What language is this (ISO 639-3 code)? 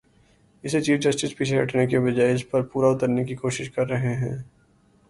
urd